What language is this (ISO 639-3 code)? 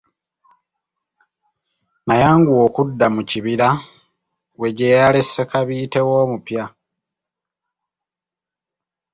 lug